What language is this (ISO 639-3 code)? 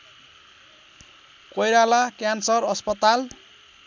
nep